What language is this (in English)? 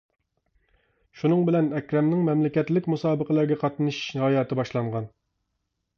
Uyghur